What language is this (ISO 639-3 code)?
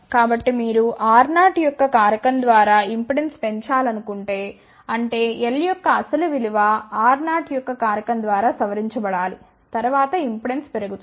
tel